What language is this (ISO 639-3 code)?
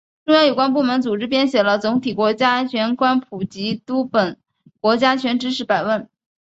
zho